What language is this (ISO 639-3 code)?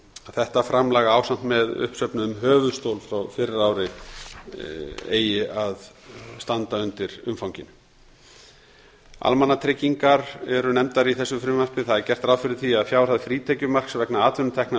isl